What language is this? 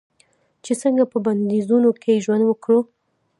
Pashto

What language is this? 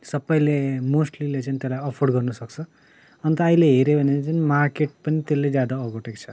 Nepali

